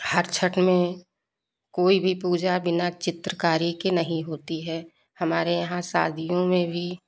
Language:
Hindi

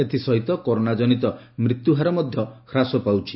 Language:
Odia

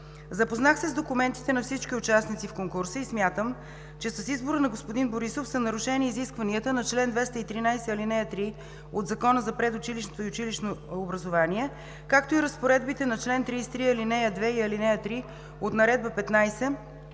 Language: Bulgarian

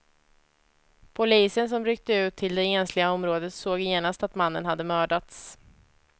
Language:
Swedish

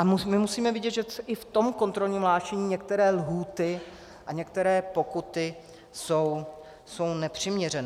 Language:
Czech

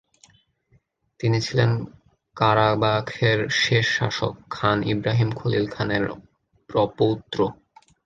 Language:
Bangla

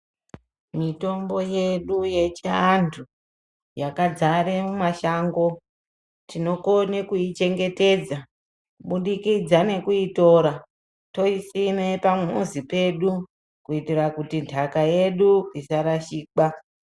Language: Ndau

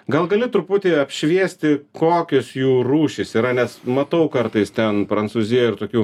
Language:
Lithuanian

